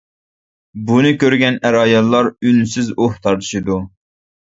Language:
Uyghur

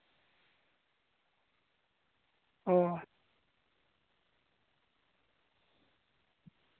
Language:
Santali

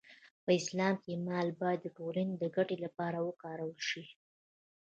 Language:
Pashto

